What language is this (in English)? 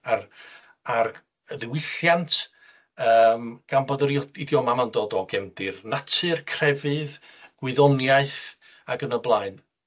Welsh